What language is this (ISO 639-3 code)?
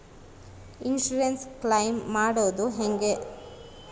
kan